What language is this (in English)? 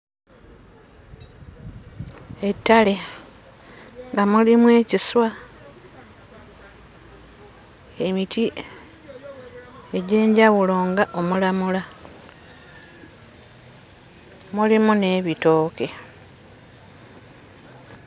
Ganda